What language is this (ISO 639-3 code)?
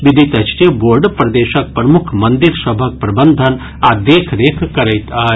mai